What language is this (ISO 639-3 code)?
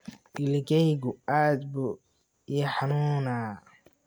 som